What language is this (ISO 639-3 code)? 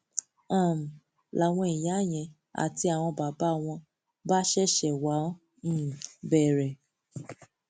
yor